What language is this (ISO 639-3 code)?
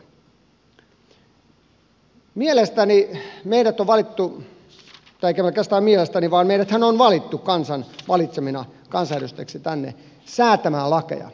fin